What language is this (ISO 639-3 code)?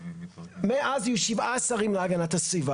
heb